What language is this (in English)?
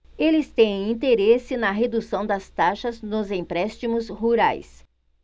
Portuguese